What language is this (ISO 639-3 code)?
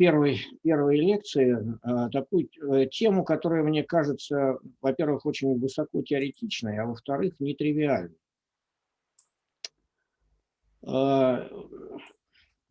rus